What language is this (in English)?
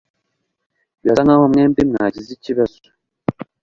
Kinyarwanda